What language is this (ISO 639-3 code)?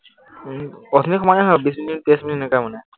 asm